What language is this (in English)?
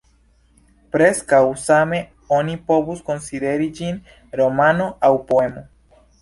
Esperanto